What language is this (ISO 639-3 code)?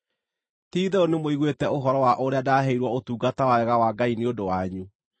kik